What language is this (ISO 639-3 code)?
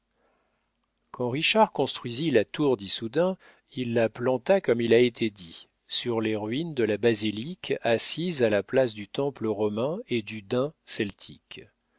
fra